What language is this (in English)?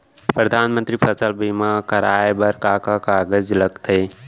Chhattisgarhi